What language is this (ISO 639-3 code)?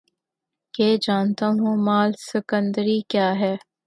urd